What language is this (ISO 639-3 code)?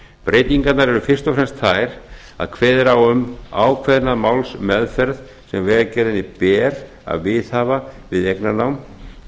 isl